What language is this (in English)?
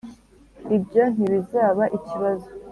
Kinyarwanda